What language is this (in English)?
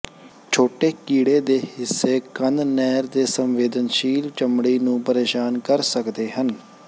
Punjabi